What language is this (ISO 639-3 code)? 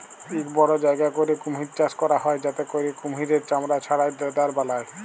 ben